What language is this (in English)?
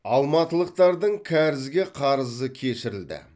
Kazakh